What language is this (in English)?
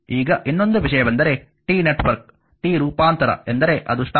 Kannada